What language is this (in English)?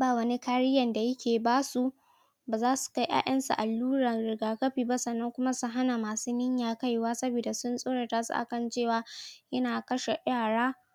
Hausa